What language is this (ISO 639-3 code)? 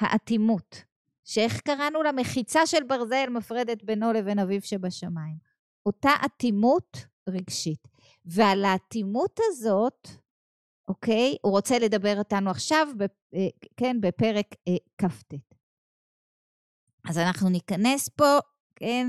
heb